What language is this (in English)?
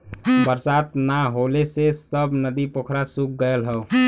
Bhojpuri